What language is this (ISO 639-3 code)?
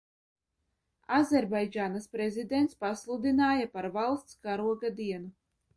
lav